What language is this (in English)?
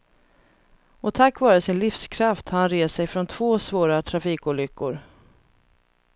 Swedish